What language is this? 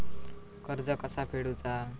Marathi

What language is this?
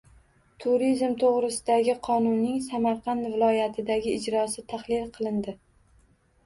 Uzbek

